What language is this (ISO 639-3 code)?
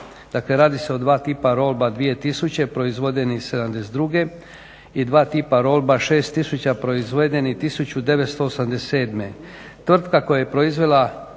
hrv